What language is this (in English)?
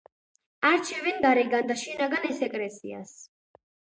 Georgian